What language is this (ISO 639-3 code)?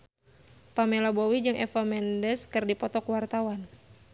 sun